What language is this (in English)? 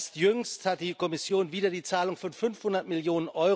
German